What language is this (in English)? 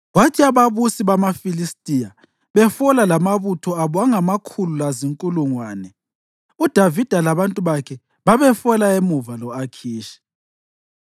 North Ndebele